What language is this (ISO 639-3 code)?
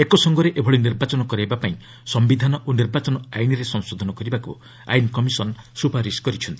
ori